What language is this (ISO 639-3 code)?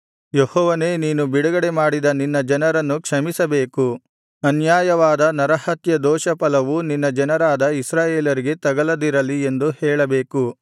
kan